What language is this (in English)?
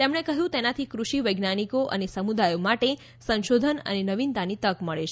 Gujarati